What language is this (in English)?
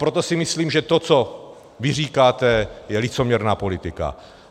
Czech